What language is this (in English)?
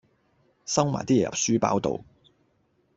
Cantonese